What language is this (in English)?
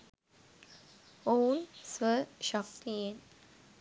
Sinhala